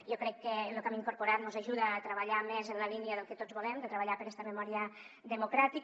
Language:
Catalan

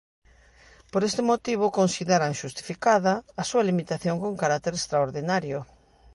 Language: Galician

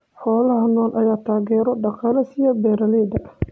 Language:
Somali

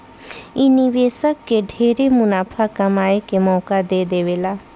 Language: Bhojpuri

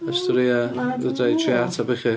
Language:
Welsh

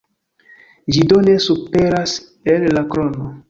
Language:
Esperanto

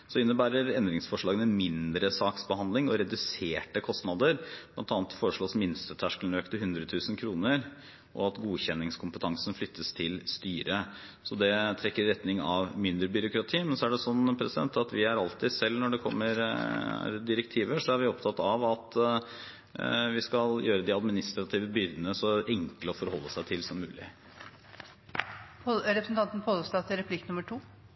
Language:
Norwegian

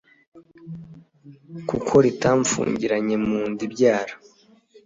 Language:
Kinyarwanda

